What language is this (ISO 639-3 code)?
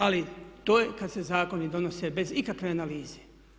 hrv